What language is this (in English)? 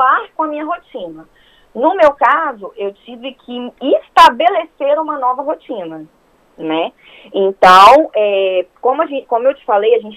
Portuguese